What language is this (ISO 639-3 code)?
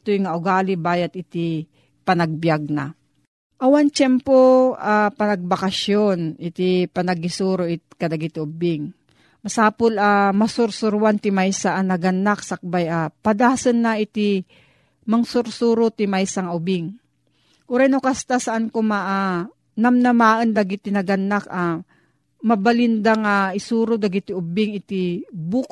fil